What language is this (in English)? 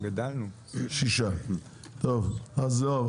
Hebrew